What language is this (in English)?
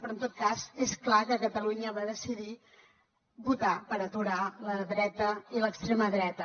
Catalan